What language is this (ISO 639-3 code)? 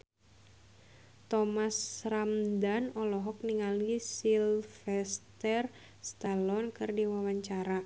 sun